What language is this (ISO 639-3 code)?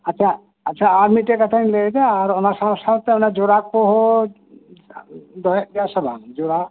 sat